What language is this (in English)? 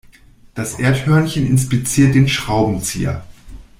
German